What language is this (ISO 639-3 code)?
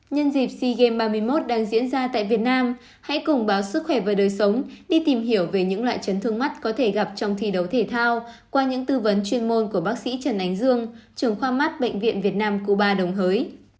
vie